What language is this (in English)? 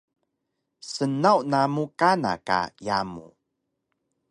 Taroko